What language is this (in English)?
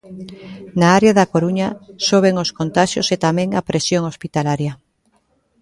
Galician